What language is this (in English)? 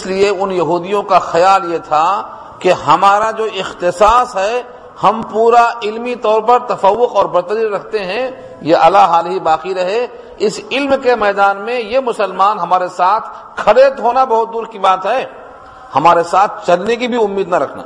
Urdu